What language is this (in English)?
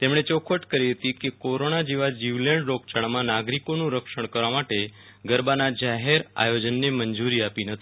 Gujarati